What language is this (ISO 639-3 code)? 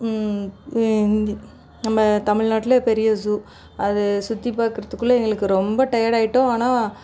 tam